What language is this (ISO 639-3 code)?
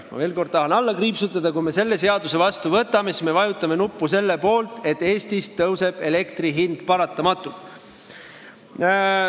est